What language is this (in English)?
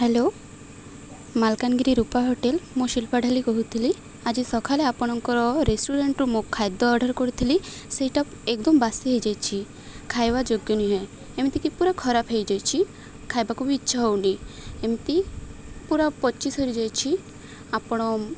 Odia